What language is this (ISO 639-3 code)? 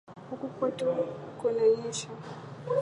swa